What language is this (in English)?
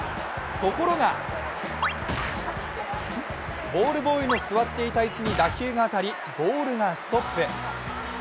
Japanese